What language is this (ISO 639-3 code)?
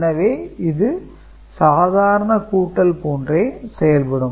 tam